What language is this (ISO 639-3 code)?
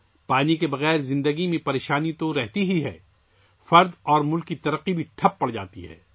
urd